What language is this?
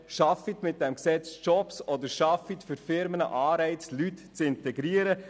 Swiss German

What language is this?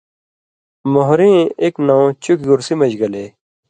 Indus Kohistani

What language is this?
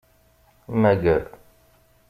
Kabyle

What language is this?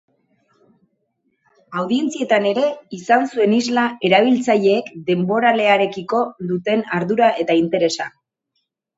Basque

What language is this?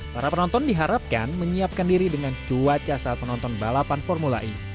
Indonesian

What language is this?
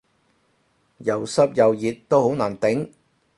Cantonese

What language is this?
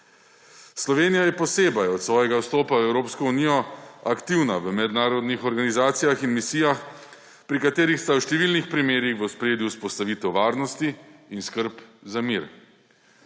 Slovenian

